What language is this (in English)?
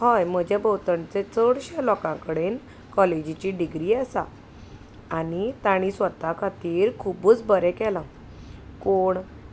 Konkani